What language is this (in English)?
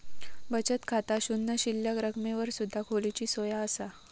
Marathi